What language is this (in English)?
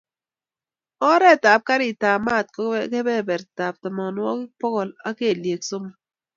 Kalenjin